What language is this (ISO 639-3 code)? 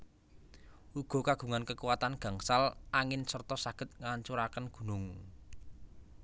jav